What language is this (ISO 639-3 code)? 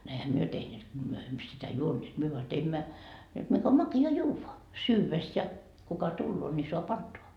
fin